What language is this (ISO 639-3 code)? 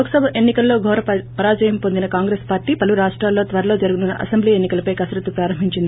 tel